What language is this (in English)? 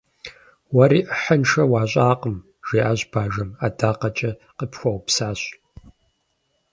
Kabardian